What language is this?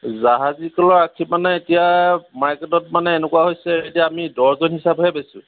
Assamese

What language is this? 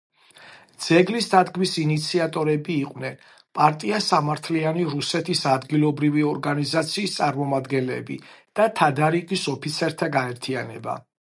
Georgian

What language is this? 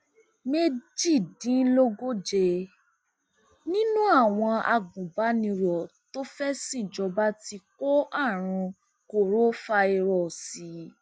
Yoruba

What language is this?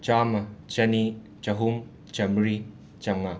Manipuri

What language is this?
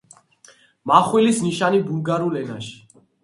Georgian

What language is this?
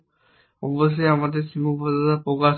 Bangla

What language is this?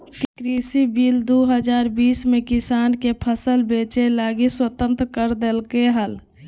Magahi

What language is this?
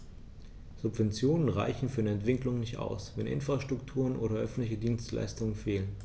German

